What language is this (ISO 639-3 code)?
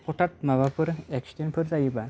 brx